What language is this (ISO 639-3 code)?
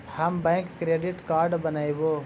mag